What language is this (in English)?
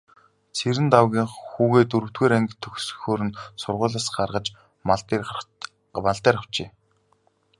Mongolian